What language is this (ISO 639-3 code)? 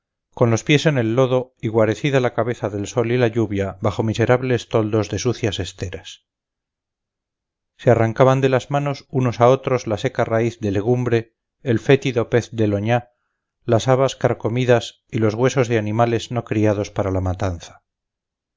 spa